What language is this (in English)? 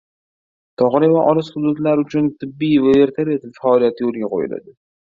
Uzbek